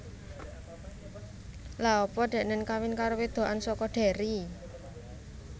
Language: Javanese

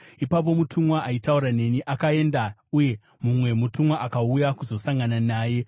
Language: Shona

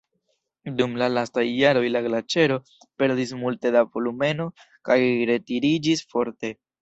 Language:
Esperanto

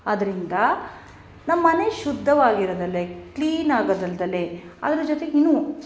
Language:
Kannada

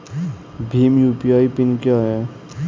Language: Hindi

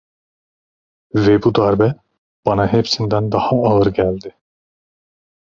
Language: Turkish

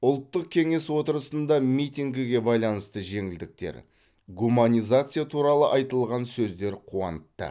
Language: Kazakh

